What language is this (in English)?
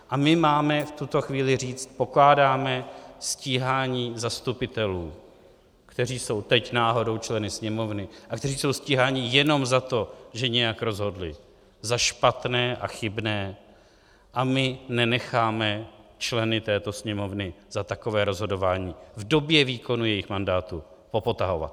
Czech